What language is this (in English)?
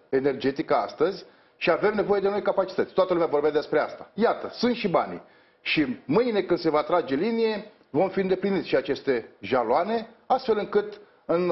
Romanian